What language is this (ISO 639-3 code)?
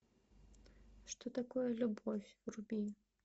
rus